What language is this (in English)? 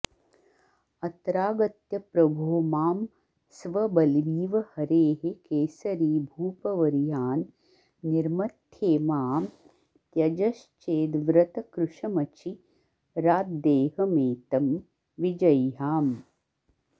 Sanskrit